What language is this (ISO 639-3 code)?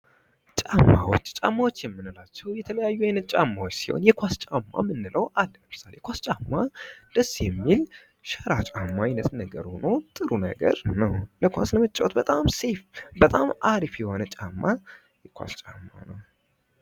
amh